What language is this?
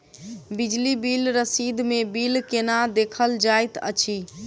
Maithili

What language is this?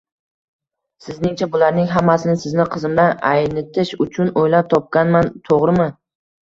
Uzbek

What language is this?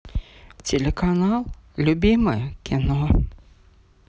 Russian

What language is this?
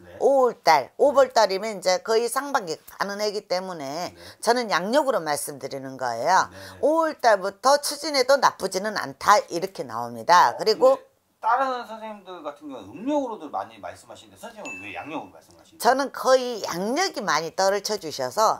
Korean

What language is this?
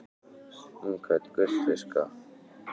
Icelandic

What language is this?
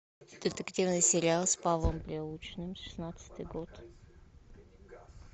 Russian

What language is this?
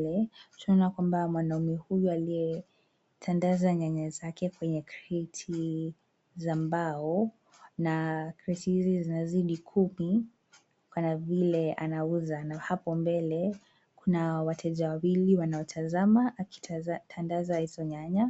Swahili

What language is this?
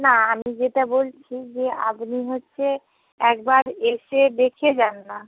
Bangla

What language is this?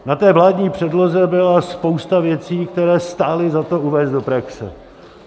Czech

